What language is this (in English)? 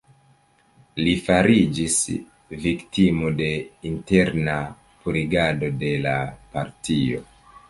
Esperanto